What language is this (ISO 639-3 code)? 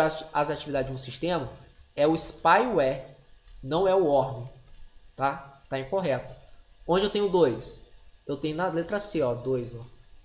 por